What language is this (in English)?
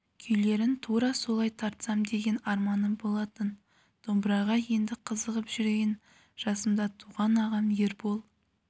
Kazakh